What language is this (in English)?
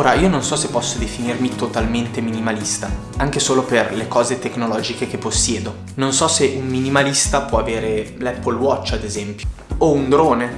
Italian